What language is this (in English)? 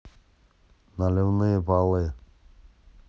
Russian